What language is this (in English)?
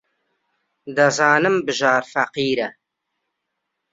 Central Kurdish